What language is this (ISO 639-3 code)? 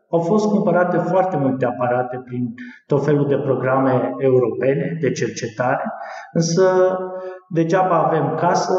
ron